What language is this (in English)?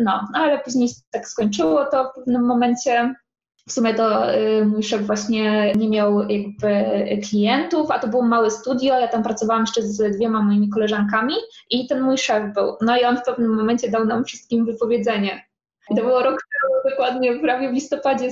Polish